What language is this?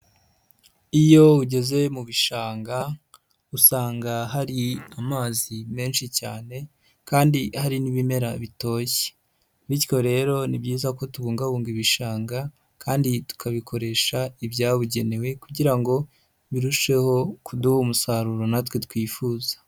Kinyarwanda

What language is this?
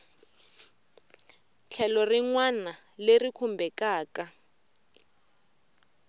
Tsonga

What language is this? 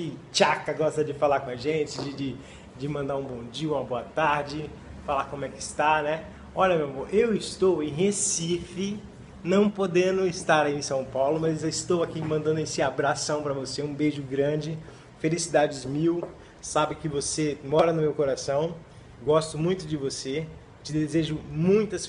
Portuguese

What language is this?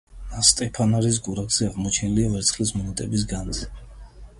Georgian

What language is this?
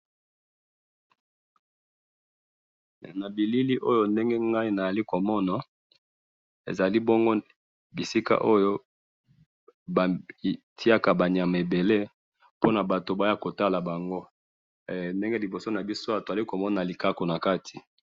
Lingala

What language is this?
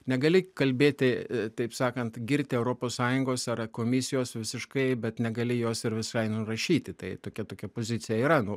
Lithuanian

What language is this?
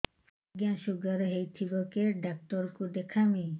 Odia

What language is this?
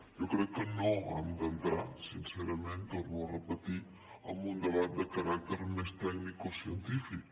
Catalan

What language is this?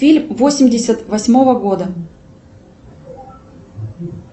Russian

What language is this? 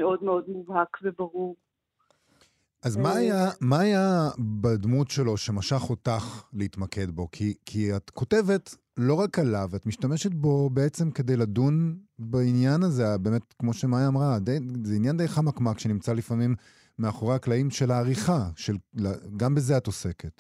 Hebrew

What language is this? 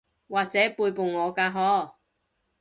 Cantonese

